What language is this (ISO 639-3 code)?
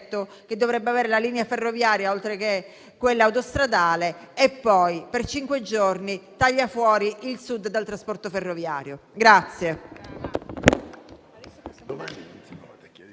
ita